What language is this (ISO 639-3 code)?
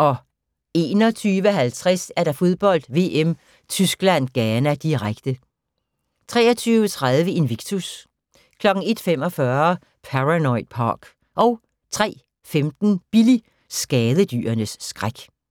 dan